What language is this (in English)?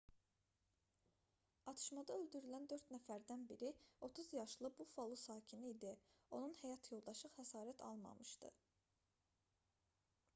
Azerbaijani